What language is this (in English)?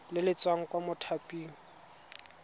Tswana